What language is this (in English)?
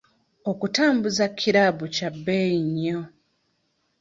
Ganda